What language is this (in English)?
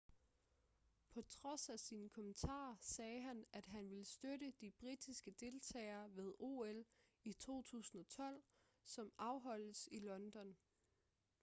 Danish